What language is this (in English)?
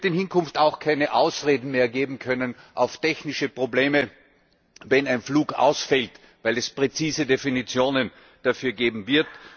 German